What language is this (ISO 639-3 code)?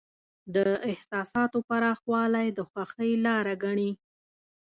pus